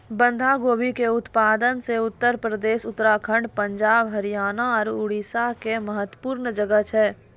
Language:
Maithili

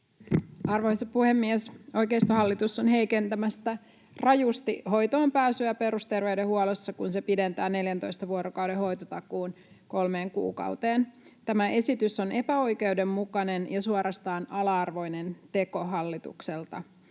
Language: Finnish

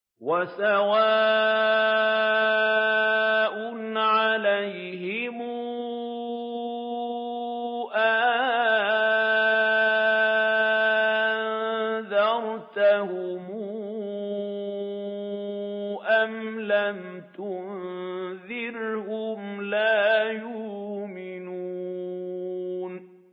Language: Arabic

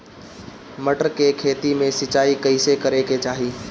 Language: Bhojpuri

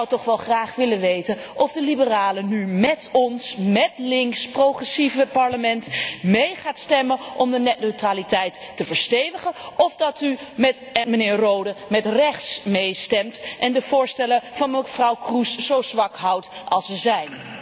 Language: Dutch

